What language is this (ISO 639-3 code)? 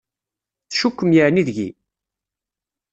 kab